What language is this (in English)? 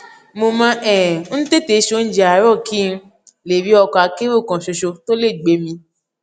Yoruba